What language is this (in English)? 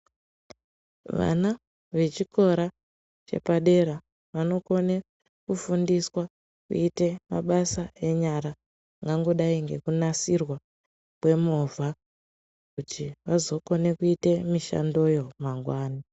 Ndau